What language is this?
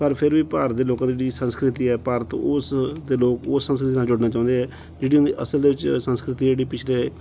Punjabi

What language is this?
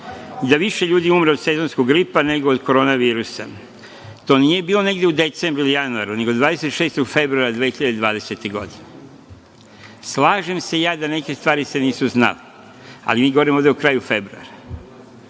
Serbian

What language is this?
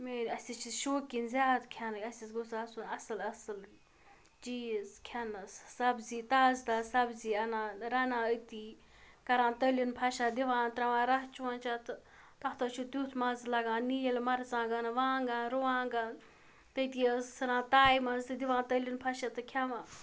Kashmiri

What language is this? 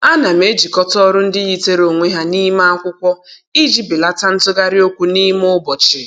Igbo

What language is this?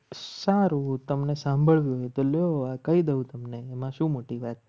Gujarati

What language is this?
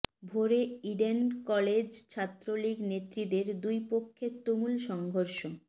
Bangla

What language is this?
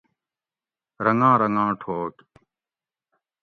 Gawri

